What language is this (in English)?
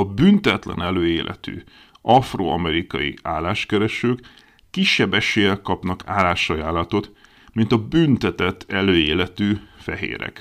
Hungarian